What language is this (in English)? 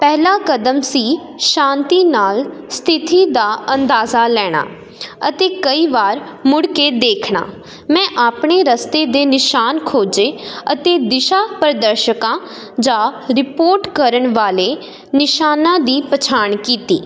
Punjabi